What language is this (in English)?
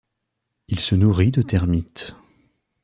French